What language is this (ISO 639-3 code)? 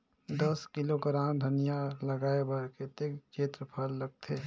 hne